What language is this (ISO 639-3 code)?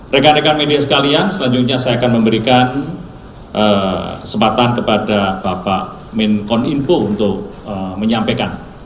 ind